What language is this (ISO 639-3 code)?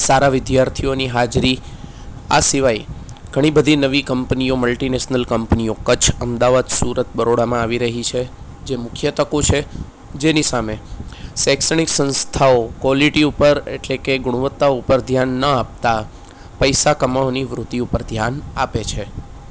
guj